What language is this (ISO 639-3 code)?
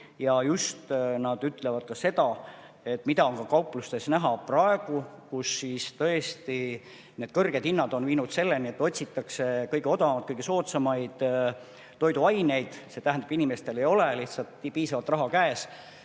est